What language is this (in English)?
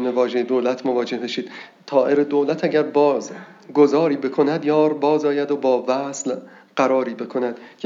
Persian